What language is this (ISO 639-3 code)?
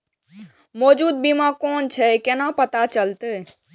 mai